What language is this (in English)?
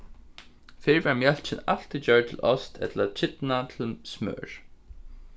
Faroese